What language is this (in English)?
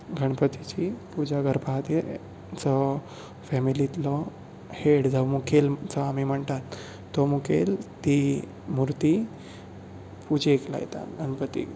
Konkani